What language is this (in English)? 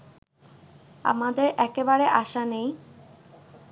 Bangla